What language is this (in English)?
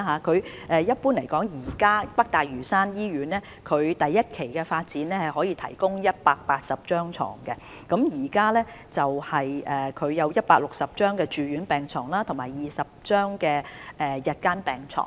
Cantonese